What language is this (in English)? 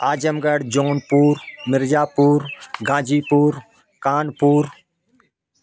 Hindi